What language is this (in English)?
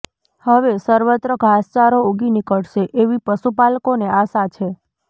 Gujarati